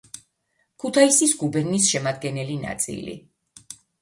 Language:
Georgian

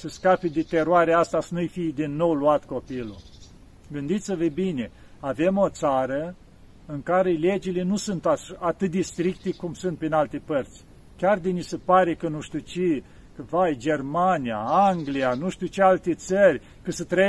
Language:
Romanian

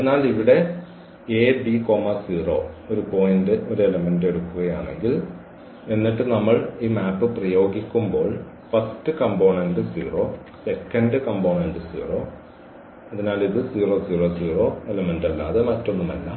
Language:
Malayalam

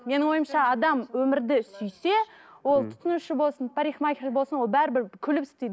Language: Kazakh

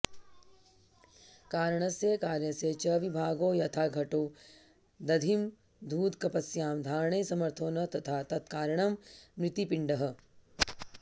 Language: Sanskrit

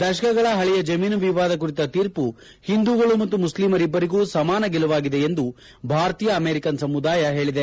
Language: Kannada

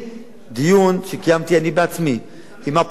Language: Hebrew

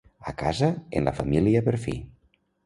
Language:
Catalan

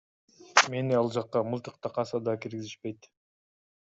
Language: Kyrgyz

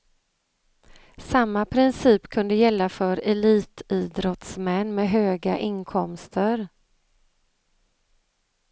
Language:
Swedish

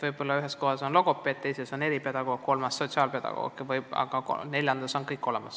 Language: Estonian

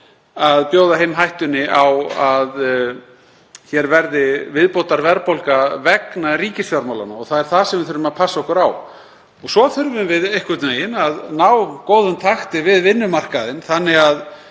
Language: Icelandic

